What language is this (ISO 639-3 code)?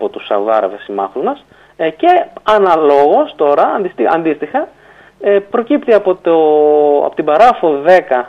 ell